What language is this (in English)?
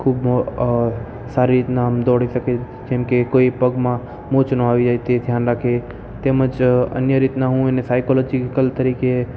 Gujarati